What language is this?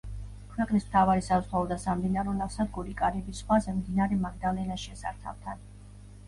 Georgian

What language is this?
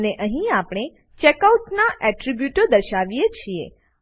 Gujarati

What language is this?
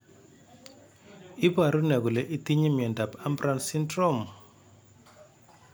Kalenjin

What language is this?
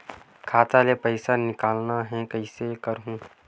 Chhattisgarhi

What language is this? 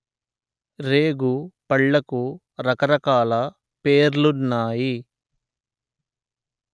Telugu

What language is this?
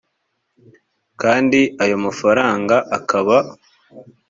Kinyarwanda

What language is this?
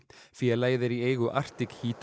Icelandic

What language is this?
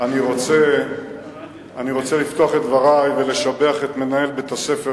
Hebrew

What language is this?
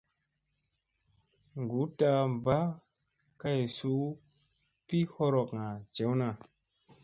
Musey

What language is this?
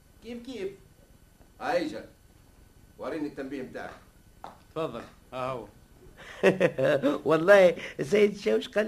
Arabic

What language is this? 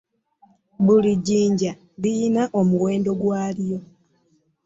Ganda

